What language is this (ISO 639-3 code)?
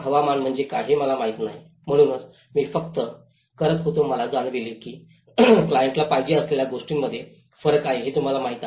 mar